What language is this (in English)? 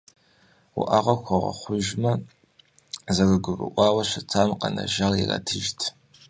Kabardian